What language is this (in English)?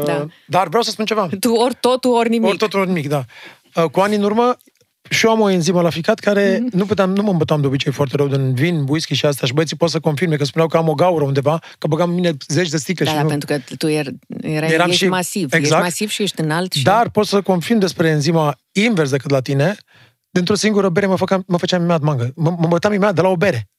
Romanian